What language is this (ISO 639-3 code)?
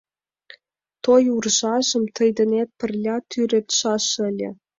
chm